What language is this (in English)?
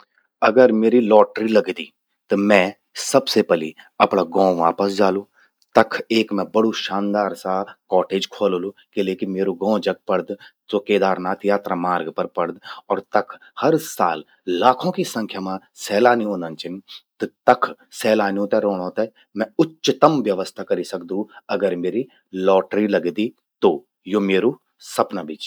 Garhwali